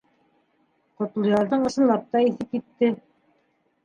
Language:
Bashkir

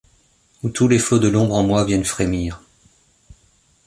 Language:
French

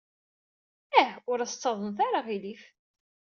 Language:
Kabyle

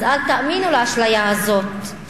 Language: Hebrew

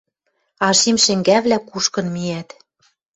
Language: Western Mari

